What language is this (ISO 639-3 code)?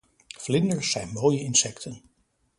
nld